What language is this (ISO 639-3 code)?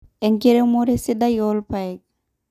mas